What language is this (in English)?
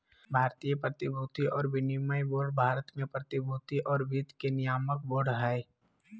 Magahi